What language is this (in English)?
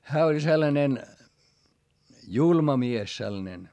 Finnish